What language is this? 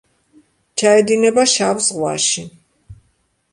Georgian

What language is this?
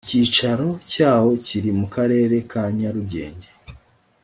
Kinyarwanda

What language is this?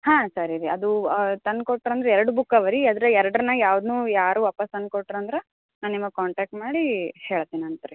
Kannada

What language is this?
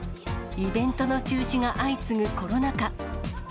Japanese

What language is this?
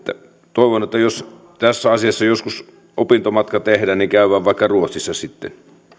Finnish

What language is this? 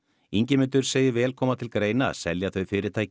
Icelandic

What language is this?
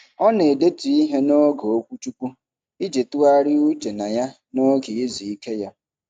Igbo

